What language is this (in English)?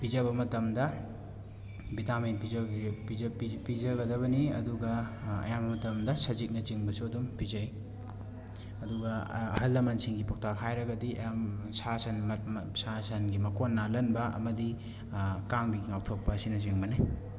Manipuri